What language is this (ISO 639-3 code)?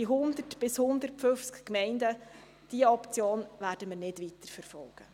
gsw